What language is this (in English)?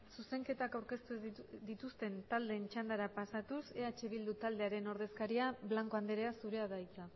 Basque